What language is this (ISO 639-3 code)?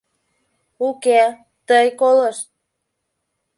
chm